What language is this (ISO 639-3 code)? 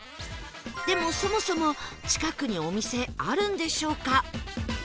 jpn